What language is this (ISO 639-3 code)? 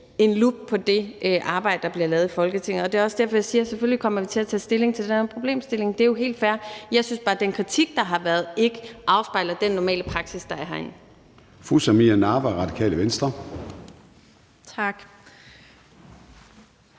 dan